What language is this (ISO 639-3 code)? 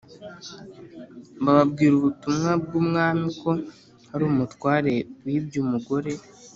kin